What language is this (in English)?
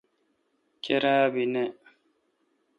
Kalkoti